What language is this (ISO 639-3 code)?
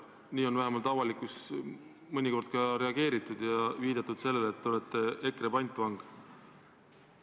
est